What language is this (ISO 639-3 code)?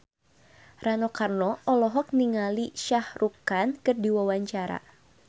sun